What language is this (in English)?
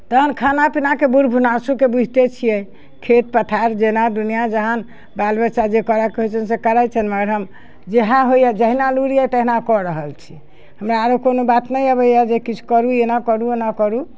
Maithili